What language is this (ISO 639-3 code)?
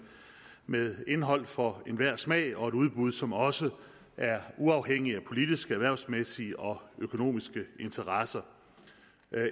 dan